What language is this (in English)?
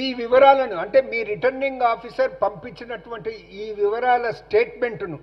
Telugu